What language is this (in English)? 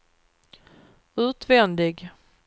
Swedish